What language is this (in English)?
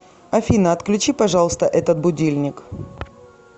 Russian